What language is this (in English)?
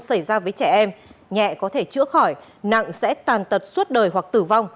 Vietnamese